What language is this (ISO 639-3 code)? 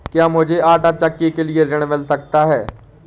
hin